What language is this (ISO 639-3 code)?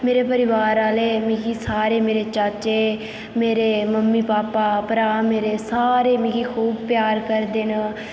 doi